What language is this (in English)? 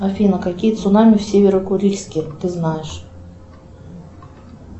Russian